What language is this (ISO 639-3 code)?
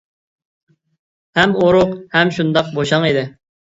uig